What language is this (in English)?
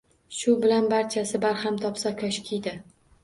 Uzbek